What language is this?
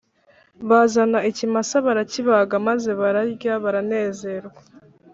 Kinyarwanda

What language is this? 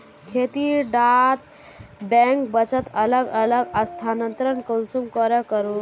Magahi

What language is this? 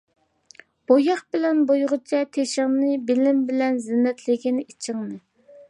Uyghur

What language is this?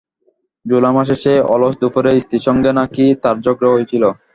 Bangla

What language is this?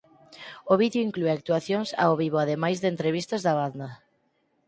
Galician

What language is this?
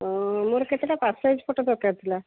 Odia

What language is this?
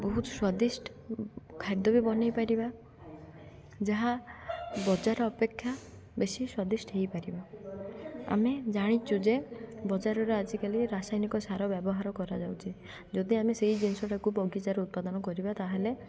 Odia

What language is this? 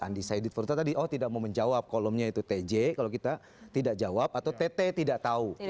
Indonesian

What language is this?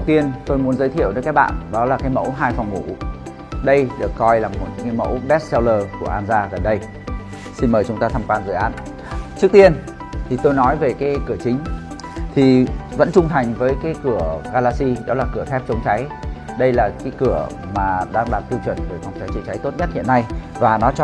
Vietnamese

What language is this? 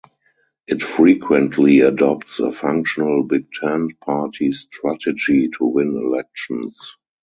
English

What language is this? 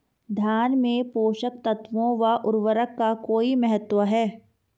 Hindi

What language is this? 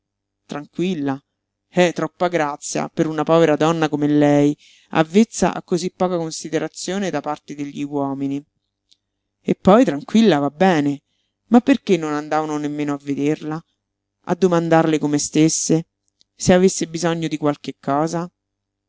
Italian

